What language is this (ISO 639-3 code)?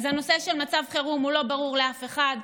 heb